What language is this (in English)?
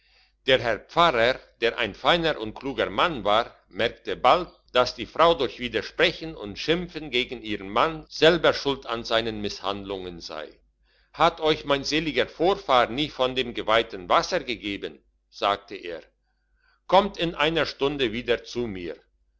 German